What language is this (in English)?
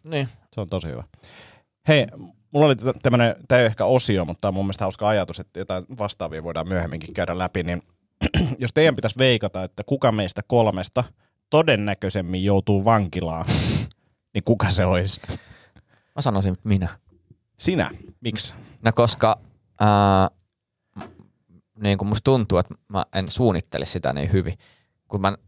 Finnish